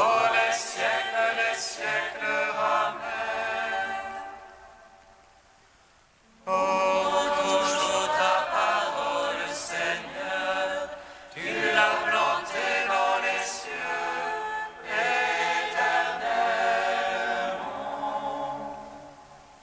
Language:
French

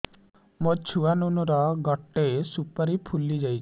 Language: Odia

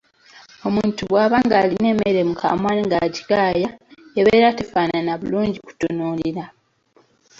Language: Ganda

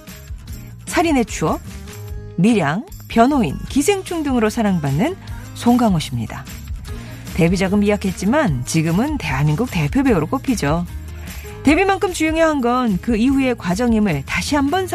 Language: Korean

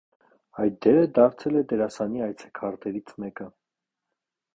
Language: Armenian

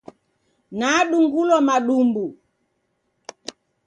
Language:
Taita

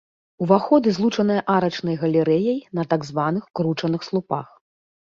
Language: Belarusian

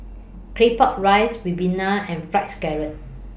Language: English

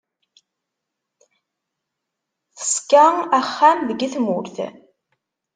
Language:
Kabyle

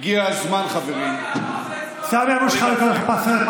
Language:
Hebrew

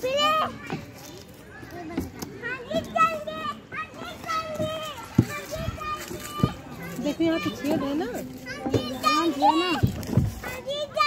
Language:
Hindi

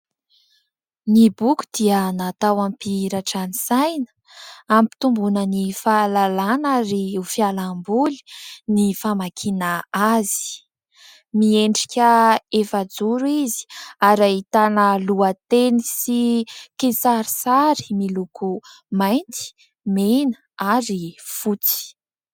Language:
Malagasy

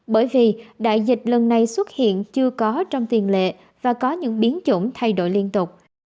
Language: Vietnamese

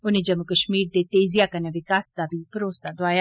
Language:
Dogri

